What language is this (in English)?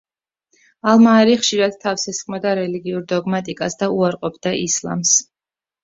Georgian